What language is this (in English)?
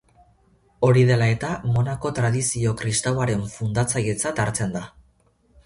Basque